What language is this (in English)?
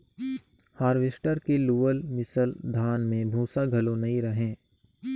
Chhattisgarhi